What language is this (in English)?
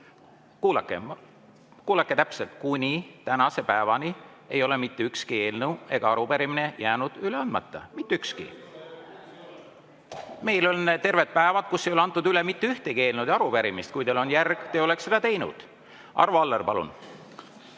Estonian